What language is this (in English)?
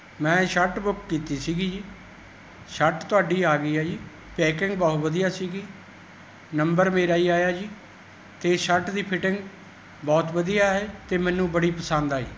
Punjabi